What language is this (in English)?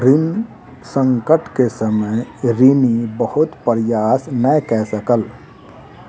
Maithili